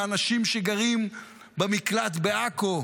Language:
Hebrew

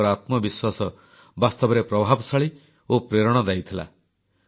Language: Odia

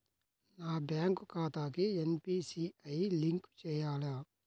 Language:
Telugu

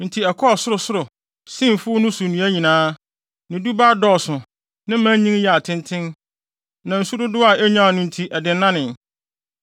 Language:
Akan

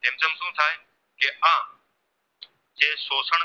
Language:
Gujarati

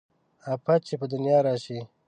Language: Pashto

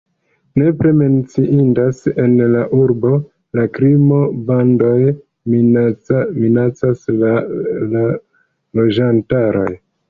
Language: Esperanto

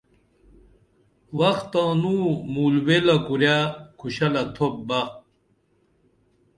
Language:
Dameli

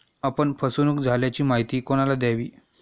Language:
Marathi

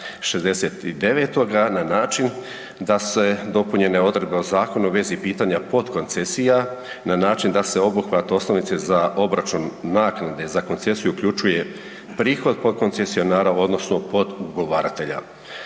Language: Croatian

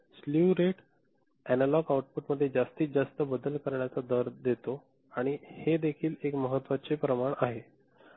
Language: Marathi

